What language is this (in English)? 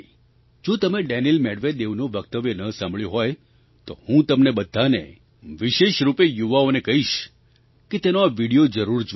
Gujarati